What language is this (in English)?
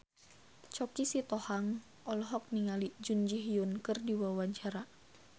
Sundanese